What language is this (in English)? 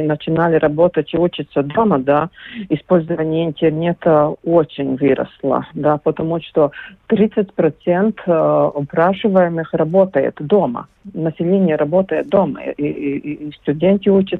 Russian